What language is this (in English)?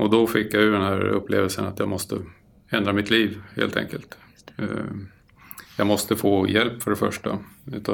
Swedish